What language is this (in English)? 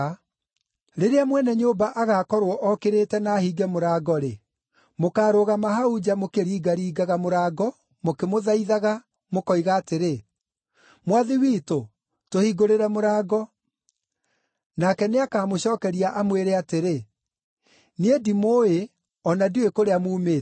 Kikuyu